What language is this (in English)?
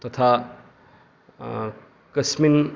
Sanskrit